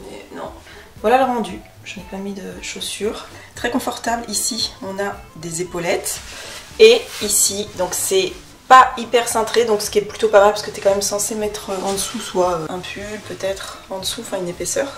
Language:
French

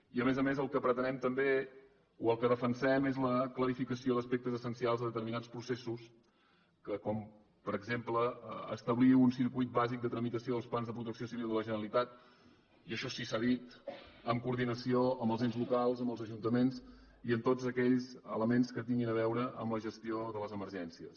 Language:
Catalan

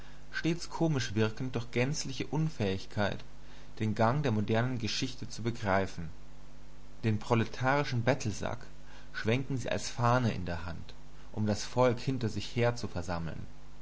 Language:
German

